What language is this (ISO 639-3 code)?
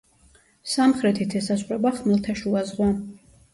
kat